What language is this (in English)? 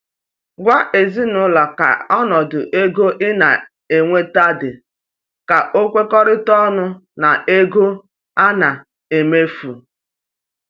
Igbo